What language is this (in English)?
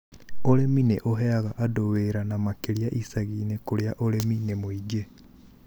Kikuyu